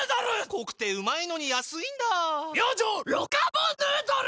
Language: Japanese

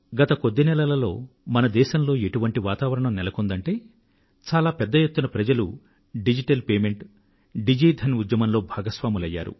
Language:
Telugu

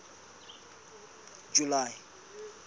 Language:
Southern Sotho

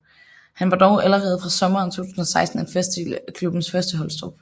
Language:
Danish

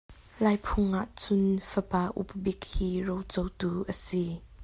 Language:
Hakha Chin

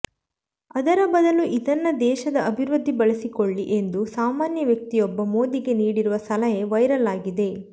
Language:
Kannada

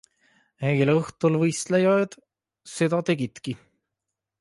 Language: Estonian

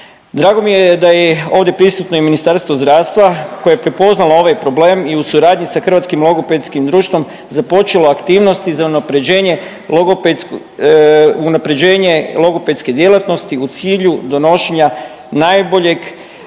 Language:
Croatian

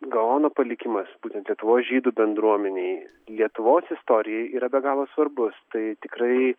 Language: Lithuanian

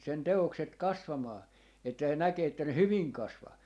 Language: Finnish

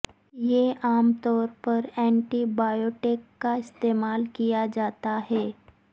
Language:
Urdu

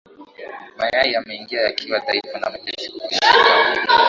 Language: Swahili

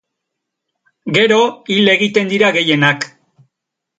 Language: Basque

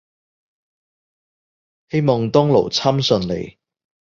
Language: Cantonese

